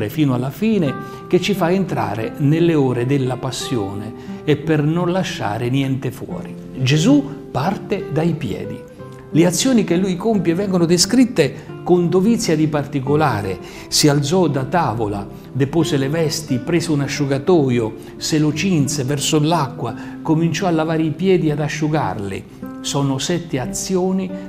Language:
Italian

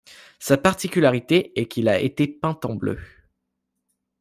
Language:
French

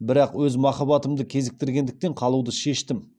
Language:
Kazakh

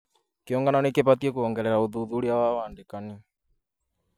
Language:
Kikuyu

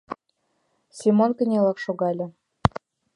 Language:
Mari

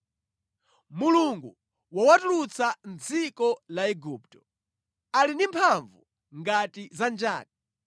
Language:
Nyanja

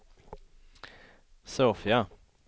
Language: Swedish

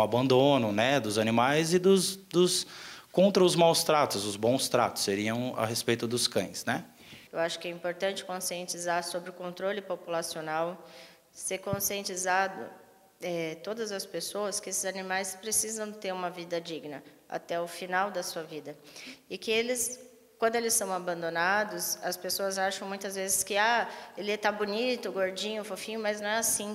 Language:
Portuguese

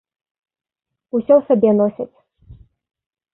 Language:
Belarusian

